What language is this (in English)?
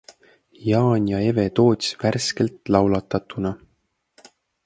Estonian